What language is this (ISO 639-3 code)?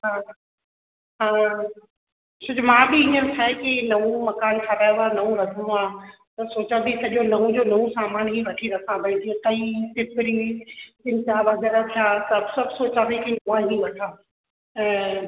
snd